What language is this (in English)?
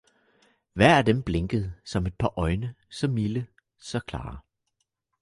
Danish